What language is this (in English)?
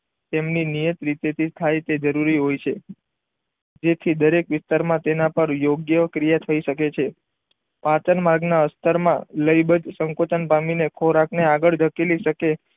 Gujarati